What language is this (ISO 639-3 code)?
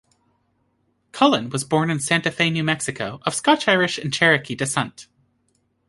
eng